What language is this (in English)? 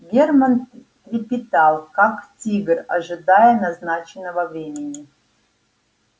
Russian